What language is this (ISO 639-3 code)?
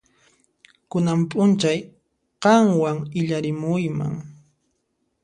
qxp